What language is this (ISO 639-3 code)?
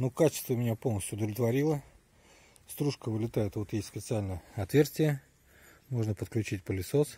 rus